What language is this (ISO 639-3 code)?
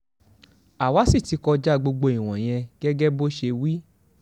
yor